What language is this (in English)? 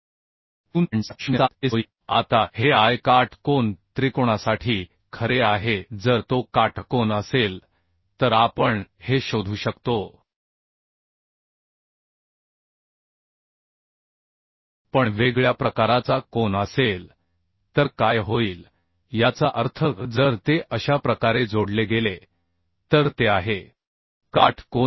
Marathi